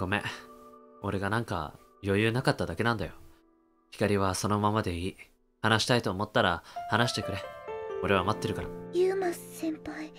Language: Japanese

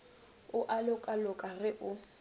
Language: Northern Sotho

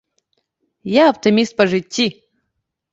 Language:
Belarusian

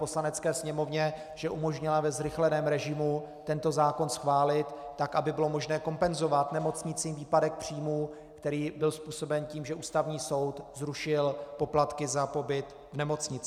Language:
Czech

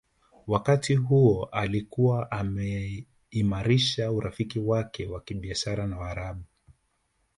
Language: Swahili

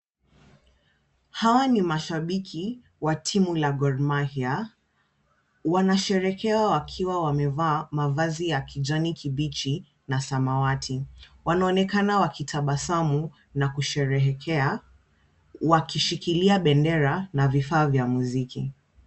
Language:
Swahili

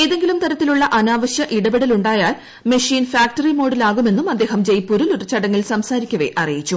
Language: Malayalam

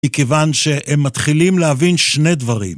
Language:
Hebrew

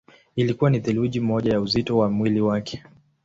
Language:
Swahili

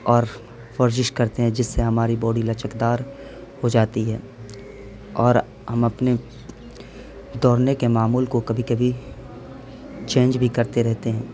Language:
Urdu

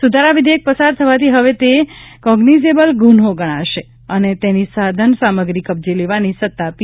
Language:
Gujarati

